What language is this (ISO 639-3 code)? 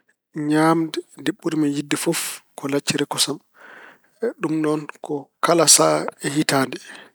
ful